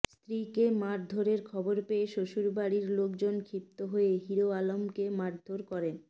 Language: Bangla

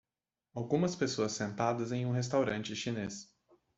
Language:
Portuguese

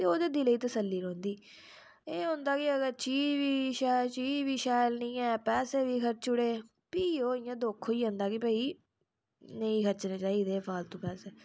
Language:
Dogri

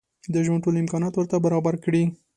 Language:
Pashto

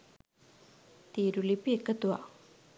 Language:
Sinhala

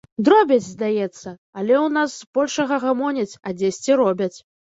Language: Belarusian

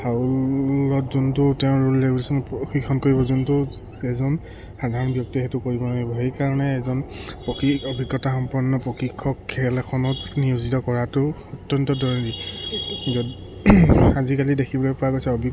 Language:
Assamese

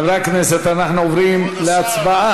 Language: Hebrew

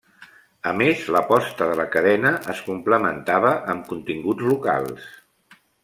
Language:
Catalan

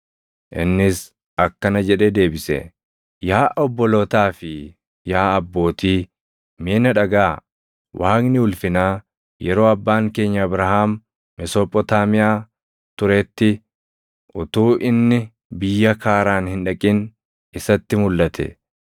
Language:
Oromo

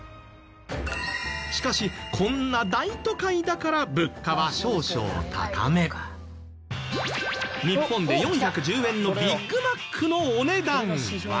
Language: Japanese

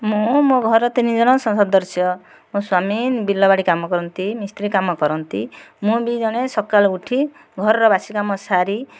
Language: Odia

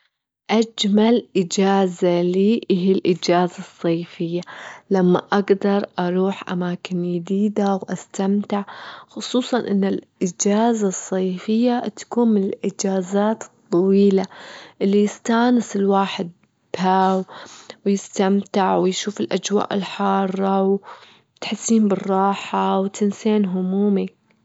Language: Gulf Arabic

